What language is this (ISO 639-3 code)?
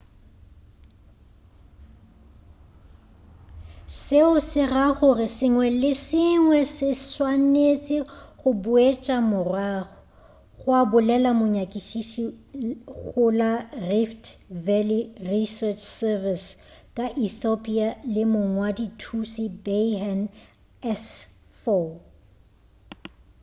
nso